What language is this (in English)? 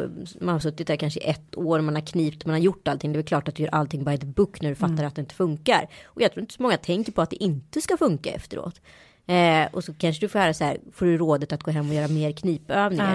Swedish